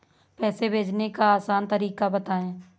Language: Hindi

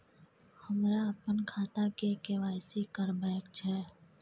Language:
Maithili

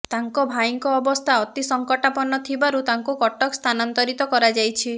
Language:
Odia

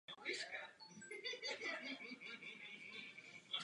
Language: Czech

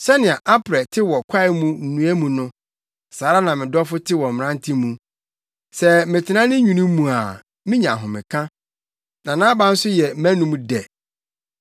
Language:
Akan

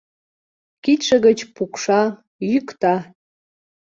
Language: Mari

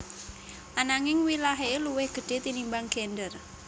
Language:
Javanese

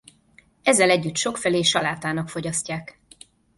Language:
Hungarian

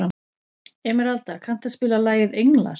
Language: Icelandic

